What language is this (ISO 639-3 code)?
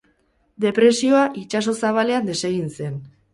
eus